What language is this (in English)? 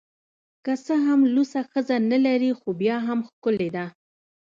Pashto